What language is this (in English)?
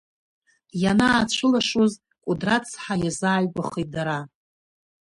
Abkhazian